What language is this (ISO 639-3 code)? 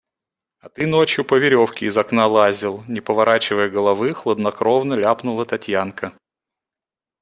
rus